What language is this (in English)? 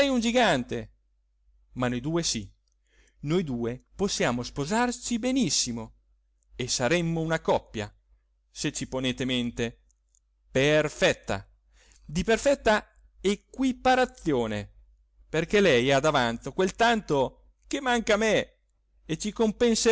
Italian